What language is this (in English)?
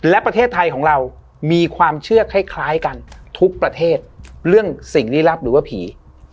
Thai